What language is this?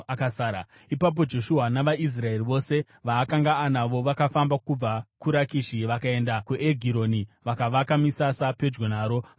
Shona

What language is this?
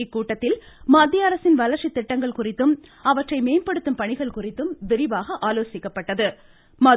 Tamil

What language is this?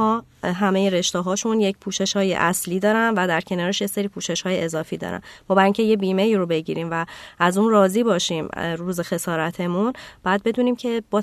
Persian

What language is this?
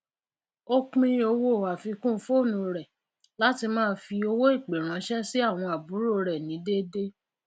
Yoruba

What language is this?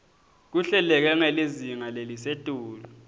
Swati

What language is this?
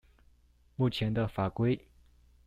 Chinese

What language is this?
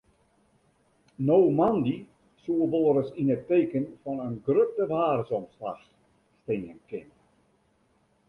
Western Frisian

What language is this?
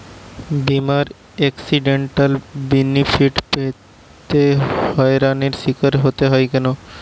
Bangla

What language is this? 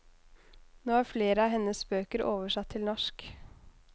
Norwegian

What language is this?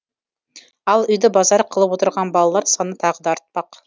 Kazakh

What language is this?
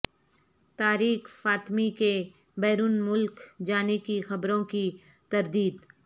Urdu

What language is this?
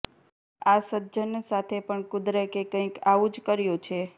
Gujarati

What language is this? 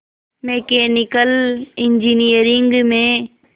Hindi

